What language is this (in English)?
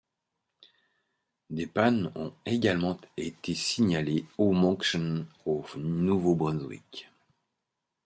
French